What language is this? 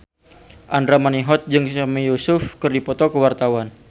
Sundanese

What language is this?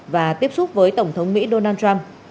Vietnamese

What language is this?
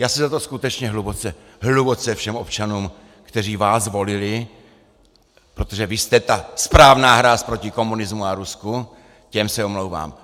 Czech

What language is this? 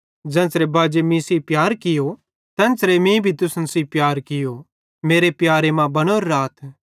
Bhadrawahi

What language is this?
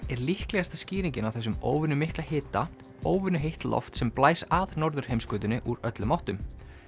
Icelandic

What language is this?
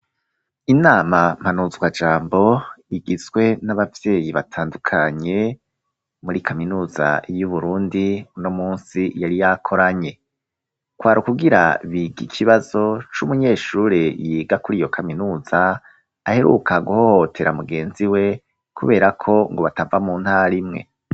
Rundi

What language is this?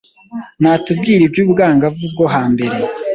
Kinyarwanda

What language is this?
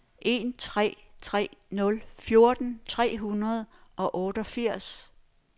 Danish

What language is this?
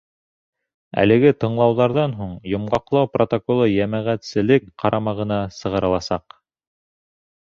Bashkir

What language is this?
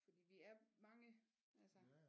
Danish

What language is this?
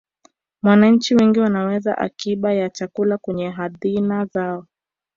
Swahili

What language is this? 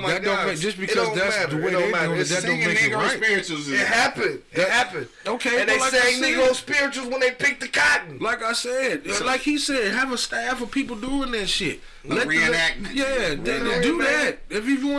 English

